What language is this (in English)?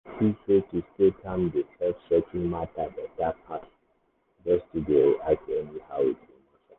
Nigerian Pidgin